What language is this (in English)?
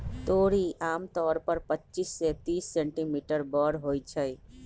Magahi